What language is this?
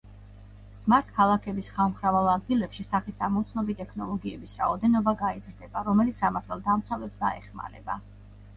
Georgian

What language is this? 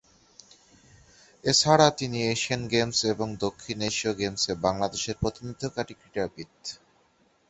Bangla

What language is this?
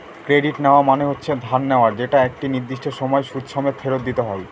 Bangla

